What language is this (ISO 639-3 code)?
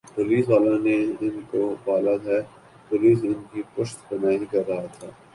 urd